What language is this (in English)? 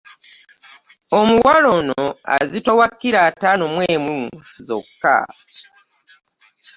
Ganda